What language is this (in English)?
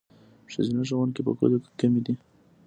Pashto